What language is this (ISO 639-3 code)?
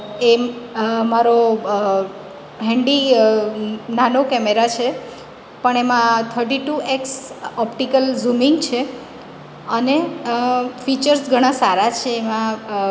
guj